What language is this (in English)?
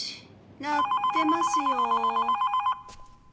Japanese